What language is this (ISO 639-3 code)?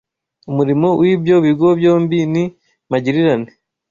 kin